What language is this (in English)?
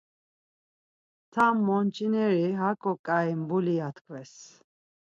Laz